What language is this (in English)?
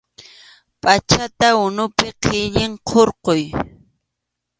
Arequipa-La Unión Quechua